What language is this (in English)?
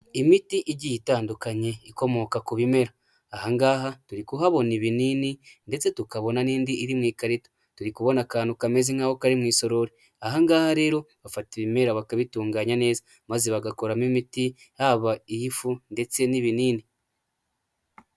Kinyarwanda